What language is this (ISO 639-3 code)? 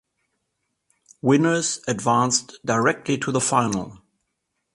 eng